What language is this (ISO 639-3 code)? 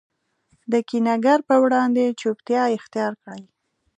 pus